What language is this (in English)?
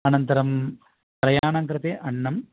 Sanskrit